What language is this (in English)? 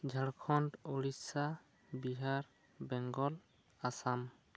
Santali